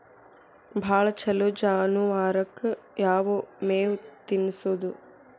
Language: Kannada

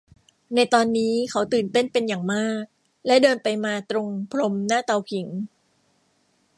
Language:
Thai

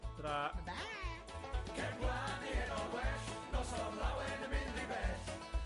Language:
Welsh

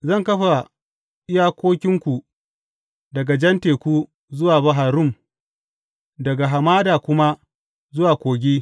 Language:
Hausa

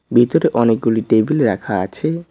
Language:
Bangla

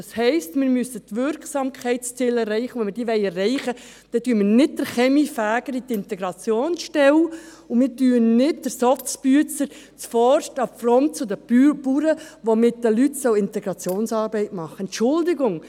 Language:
Swiss German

